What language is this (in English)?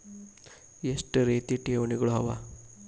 Kannada